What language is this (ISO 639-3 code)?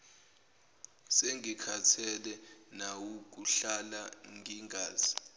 zul